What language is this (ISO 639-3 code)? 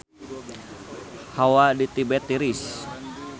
sun